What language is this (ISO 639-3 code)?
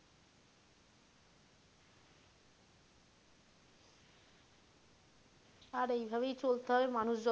ben